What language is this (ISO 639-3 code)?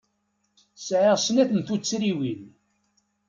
kab